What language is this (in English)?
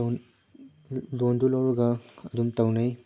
Manipuri